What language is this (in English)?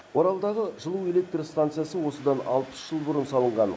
Kazakh